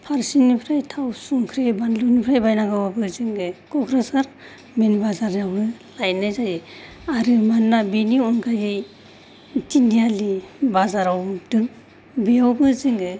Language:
Bodo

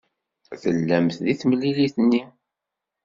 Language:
Kabyle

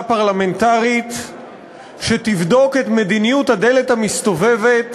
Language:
Hebrew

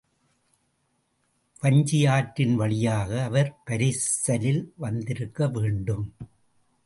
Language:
Tamil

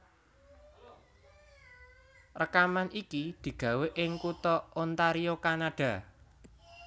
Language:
Javanese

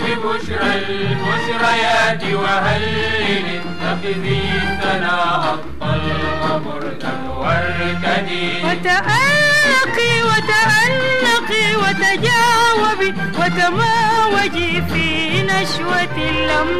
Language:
Arabic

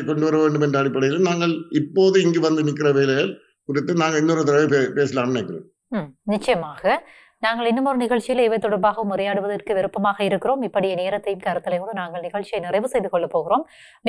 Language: Tamil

